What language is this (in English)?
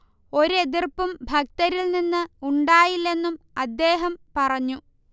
Malayalam